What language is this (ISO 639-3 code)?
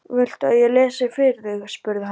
isl